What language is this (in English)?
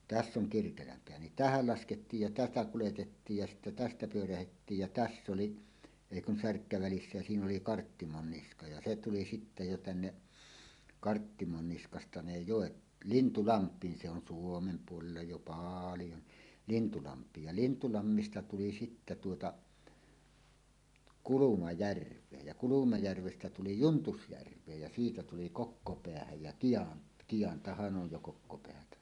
Finnish